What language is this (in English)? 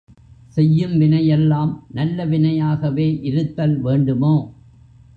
Tamil